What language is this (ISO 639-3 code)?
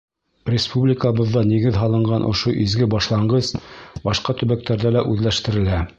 bak